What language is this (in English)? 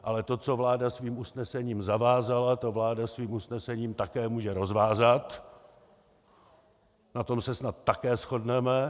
Czech